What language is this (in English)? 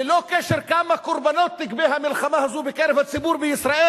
Hebrew